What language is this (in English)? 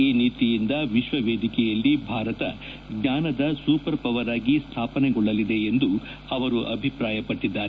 Kannada